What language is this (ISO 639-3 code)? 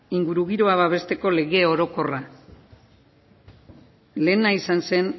eus